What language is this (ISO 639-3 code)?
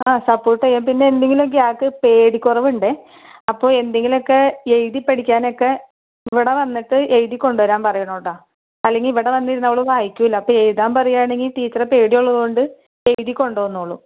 mal